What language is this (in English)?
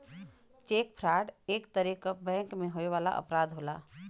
Bhojpuri